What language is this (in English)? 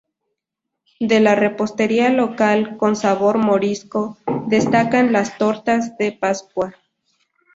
Spanish